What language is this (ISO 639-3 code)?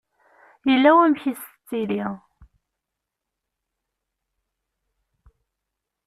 kab